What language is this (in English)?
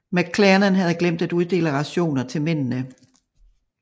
Danish